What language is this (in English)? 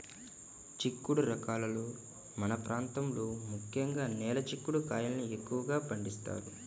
Telugu